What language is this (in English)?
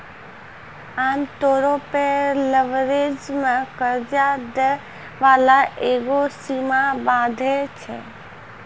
Maithili